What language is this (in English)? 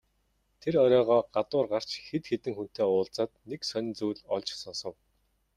Mongolian